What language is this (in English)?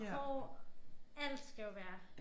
Danish